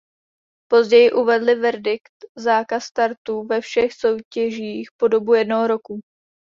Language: Czech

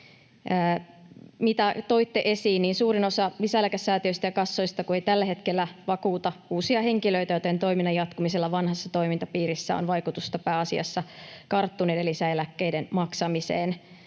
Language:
Finnish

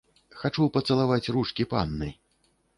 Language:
Belarusian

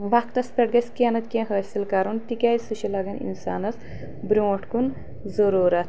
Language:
Kashmiri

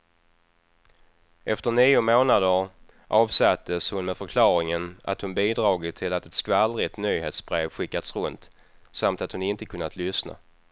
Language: Swedish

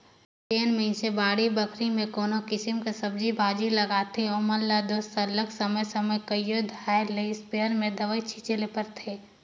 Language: Chhattisgarhi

